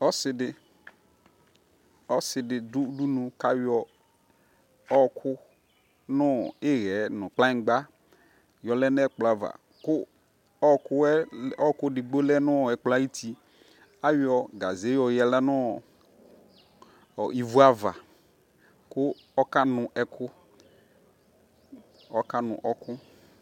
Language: Ikposo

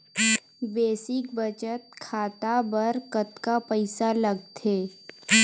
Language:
Chhattisgarhi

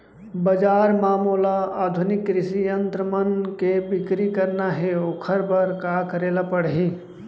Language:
Chhattisgarhi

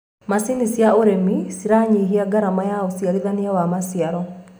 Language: Kikuyu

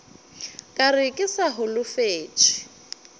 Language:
Northern Sotho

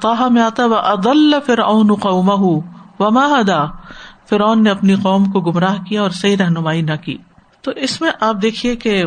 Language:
Urdu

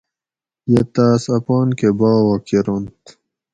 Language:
Gawri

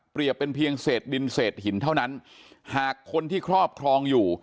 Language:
Thai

